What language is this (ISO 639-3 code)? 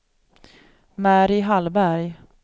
swe